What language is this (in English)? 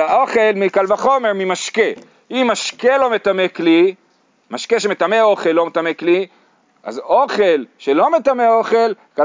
Hebrew